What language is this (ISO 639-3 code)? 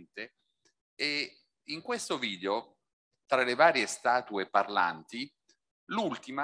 ita